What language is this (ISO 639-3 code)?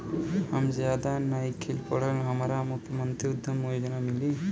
bho